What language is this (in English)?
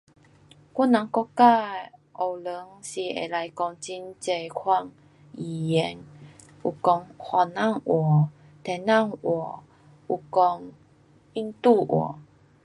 Pu-Xian Chinese